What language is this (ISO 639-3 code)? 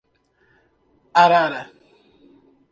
por